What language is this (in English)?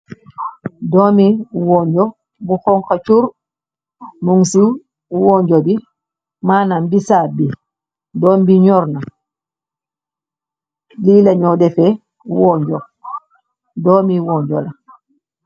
Wolof